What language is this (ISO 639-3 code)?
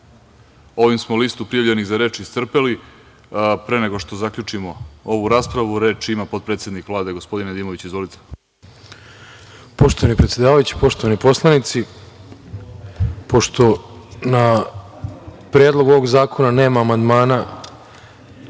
srp